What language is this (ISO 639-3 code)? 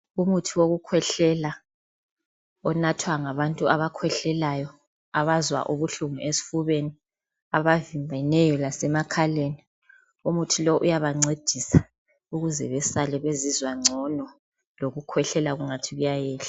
nde